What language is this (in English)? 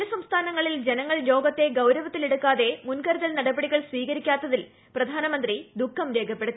Malayalam